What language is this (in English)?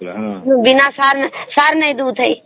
Odia